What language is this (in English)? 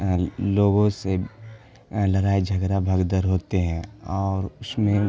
Urdu